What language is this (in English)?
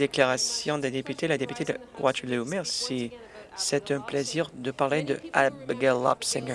French